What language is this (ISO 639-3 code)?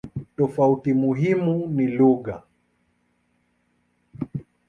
swa